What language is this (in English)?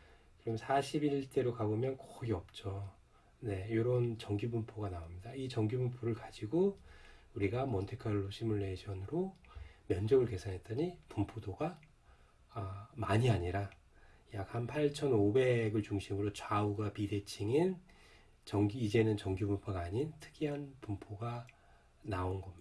Korean